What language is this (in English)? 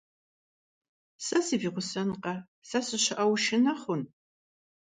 Kabardian